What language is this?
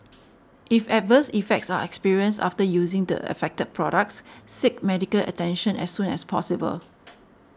English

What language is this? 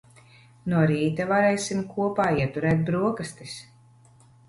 Latvian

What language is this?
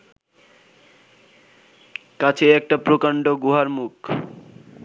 Bangla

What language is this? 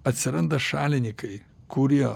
Lithuanian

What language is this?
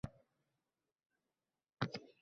Uzbek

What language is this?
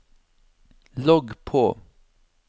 Norwegian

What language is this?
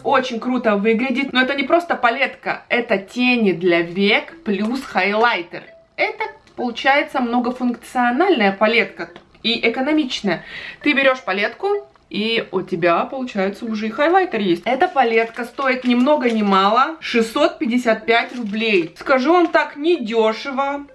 Russian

